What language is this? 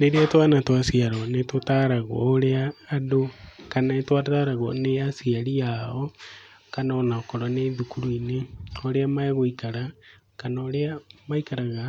Kikuyu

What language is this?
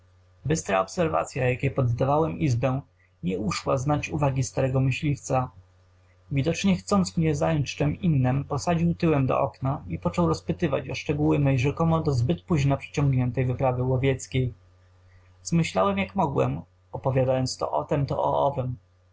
Polish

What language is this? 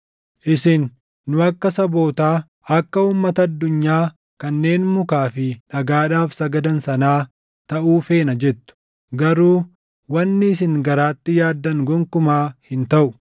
Oromo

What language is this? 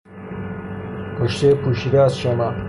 Persian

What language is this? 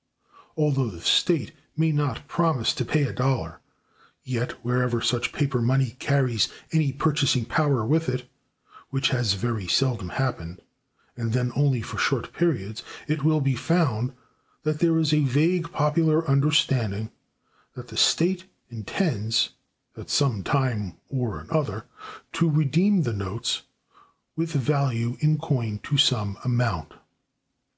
English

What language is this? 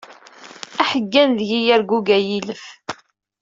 Kabyle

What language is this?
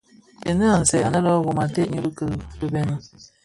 Bafia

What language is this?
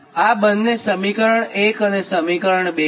Gujarati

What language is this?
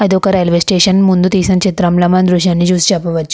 Telugu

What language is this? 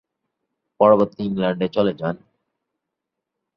Bangla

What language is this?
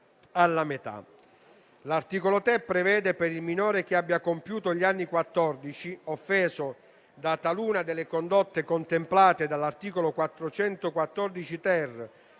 Italian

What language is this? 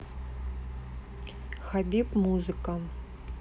Russian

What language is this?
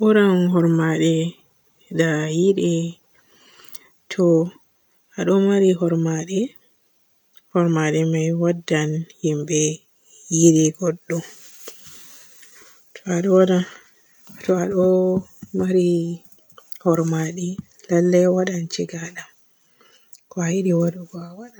Borgu Fulfulde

